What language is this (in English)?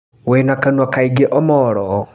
Kikuyu